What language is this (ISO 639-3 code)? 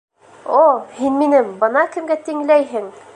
bak